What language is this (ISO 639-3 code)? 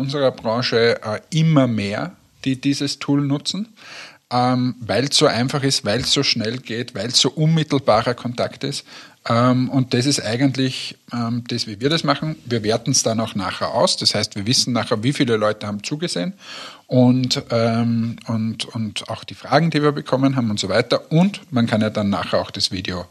deu